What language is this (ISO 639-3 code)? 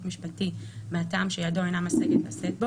heb